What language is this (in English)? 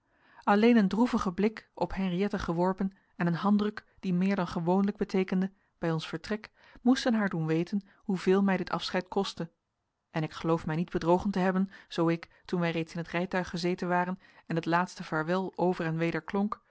Dutch